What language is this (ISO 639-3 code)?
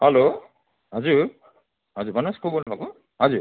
nep